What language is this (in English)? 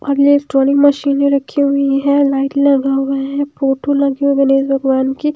Hindi